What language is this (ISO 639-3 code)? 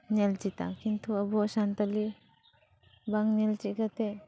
sat